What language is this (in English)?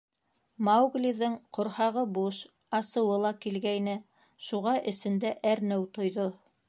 Bashkir